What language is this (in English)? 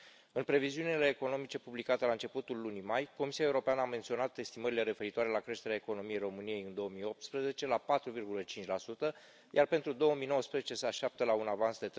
Romanian